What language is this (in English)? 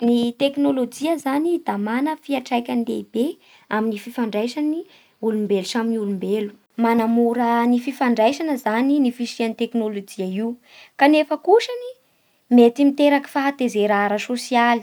Bara Malagasy